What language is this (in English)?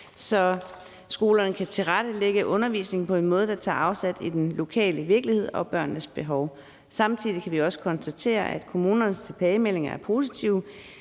Danish